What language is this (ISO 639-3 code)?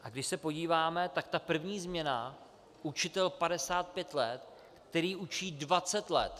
ces